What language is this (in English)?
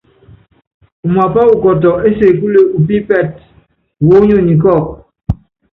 Yangben